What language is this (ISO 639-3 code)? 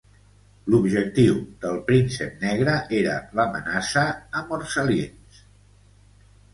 cat